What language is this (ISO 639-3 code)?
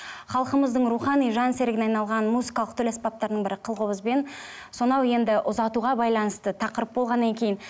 kaz